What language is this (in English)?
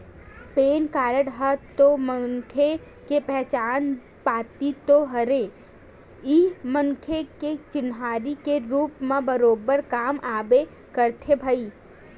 Chhattisgarhi